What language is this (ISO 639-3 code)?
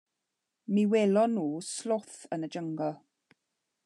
cym